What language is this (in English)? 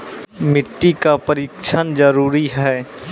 Maithili